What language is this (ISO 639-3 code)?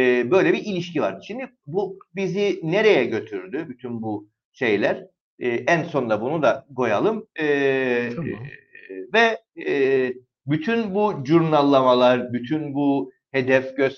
tur